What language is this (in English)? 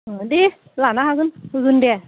Bodo